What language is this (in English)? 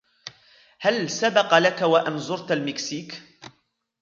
Arabic